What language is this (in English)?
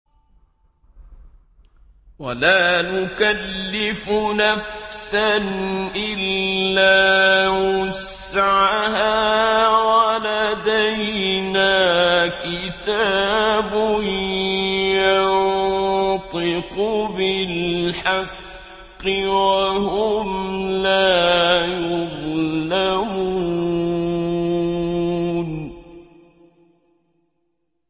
Arabic